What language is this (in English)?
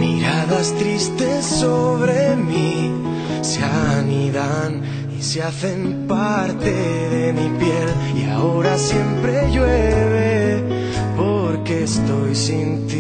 Spanish